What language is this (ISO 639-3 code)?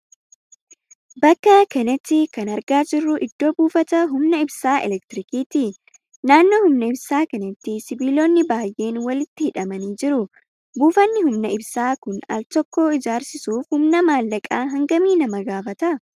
orm